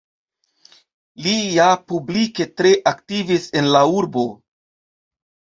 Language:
Esperanto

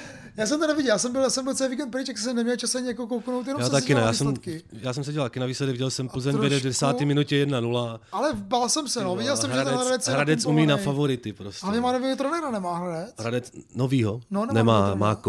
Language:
Czech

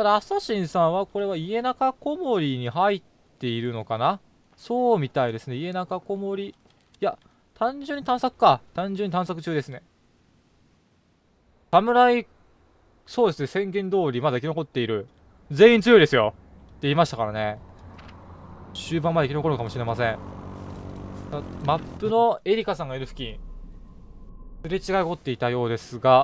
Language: Japanese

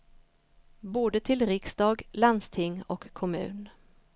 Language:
Swedish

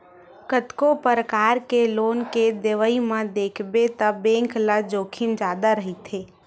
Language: Chhattisgarhi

